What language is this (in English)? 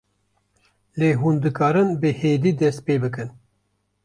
Kurdish